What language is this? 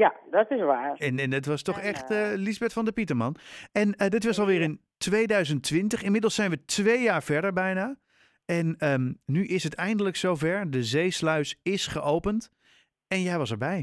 Dutch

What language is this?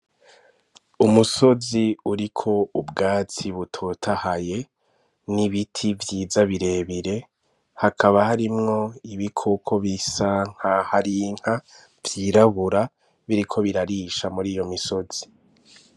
Rundi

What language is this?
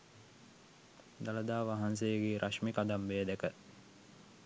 Sinhala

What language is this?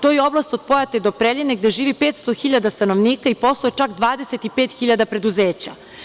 Serbian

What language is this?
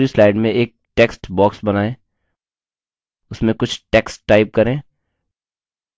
Hindi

